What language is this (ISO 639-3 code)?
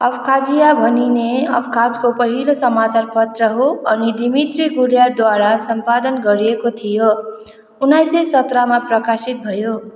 nep